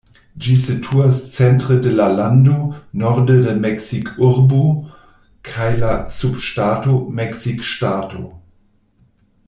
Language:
Esperanto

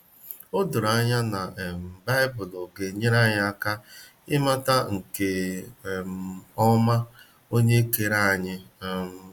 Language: Igbo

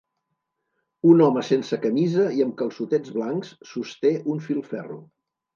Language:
Catalan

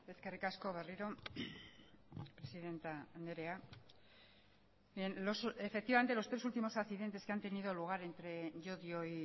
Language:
Spanish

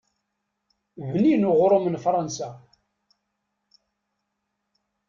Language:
Kabyle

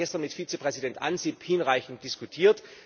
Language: German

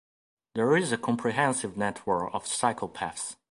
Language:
English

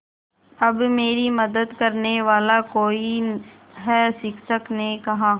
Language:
Hindi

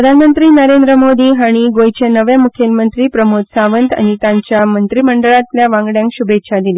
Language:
Konkani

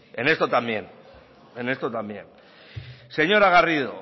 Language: Spanish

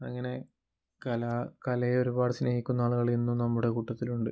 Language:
Malayalam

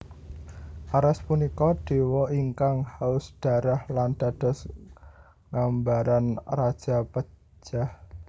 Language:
Javanese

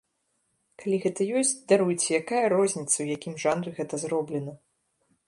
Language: Belarusian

